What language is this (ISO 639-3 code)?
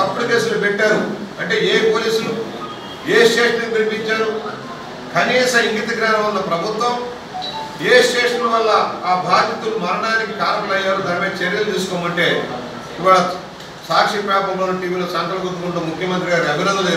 tel